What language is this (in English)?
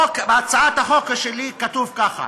Hebrew